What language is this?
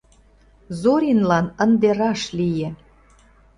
Mari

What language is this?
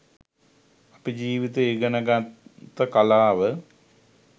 Sinhala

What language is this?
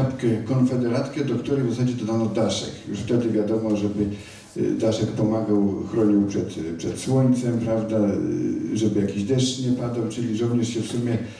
Polish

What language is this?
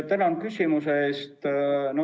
Estonian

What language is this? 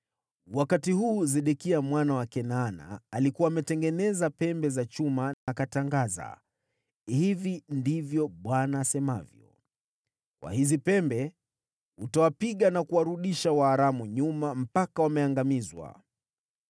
Swahili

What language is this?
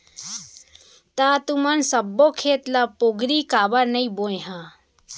Chhattisgarhi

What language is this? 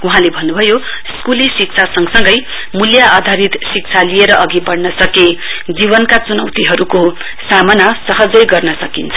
Nepali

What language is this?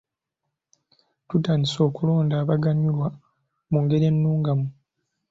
Ganda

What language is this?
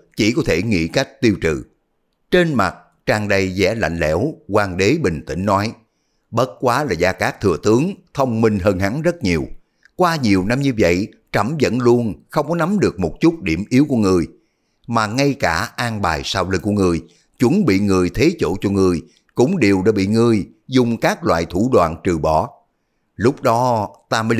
Vietnamese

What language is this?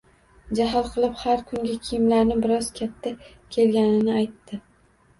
Uzbek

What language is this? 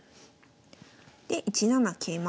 Japanese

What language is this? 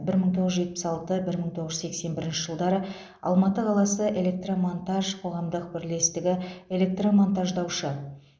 Kazakh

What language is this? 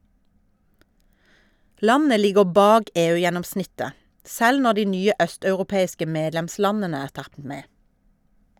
Norwegian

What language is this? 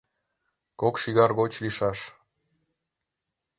Mari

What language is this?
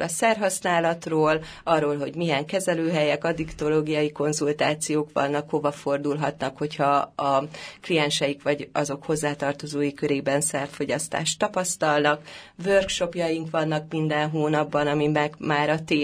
Hungarian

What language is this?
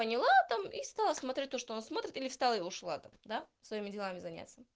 Russian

